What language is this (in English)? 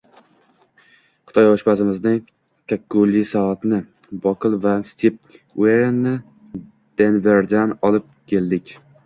Uzbek